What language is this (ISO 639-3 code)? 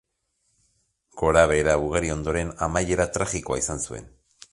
eus